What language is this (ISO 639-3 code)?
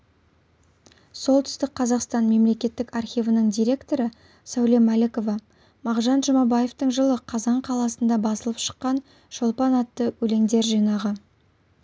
kaz